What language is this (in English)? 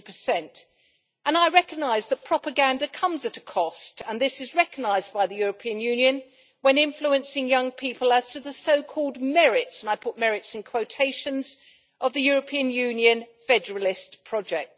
English